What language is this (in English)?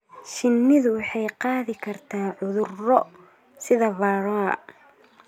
Somali